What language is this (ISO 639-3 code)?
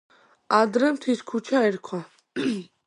kat